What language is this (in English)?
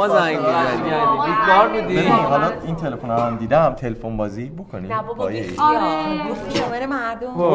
Persian